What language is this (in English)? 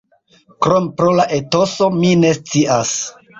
Esperanto